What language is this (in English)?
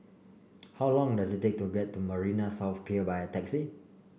English